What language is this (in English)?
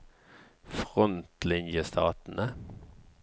Norwegian